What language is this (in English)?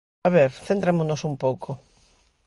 Galician